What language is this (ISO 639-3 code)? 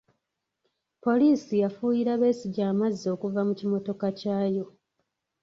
lug